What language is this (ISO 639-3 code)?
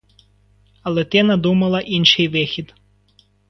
ukr